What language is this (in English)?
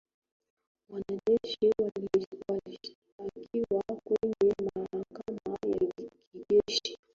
Swahili